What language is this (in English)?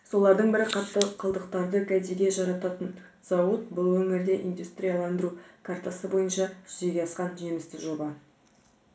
Kazakh